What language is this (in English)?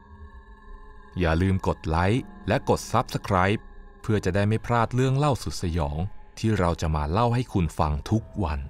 Thai